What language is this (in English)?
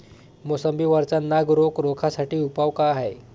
Marathi